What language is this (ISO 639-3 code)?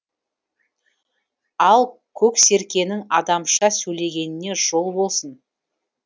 kaz